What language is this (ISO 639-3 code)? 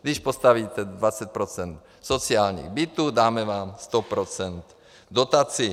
ces